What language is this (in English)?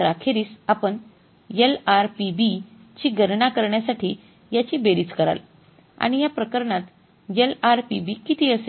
Marathi